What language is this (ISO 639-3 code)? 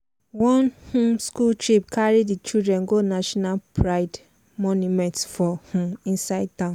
pcm